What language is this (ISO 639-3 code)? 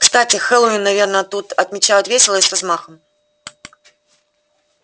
rus